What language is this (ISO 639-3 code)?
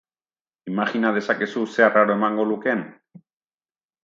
eus